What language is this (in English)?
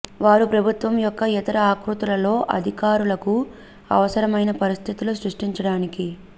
Telugu